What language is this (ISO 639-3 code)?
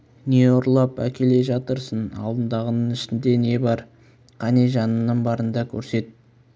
kaz